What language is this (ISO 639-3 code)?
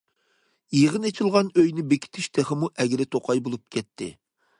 uig